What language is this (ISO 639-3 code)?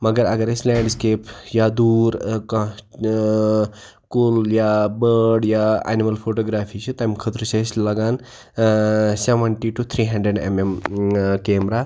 kas